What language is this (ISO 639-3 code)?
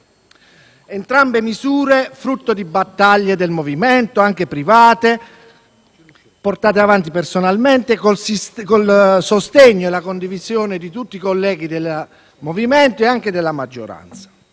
ita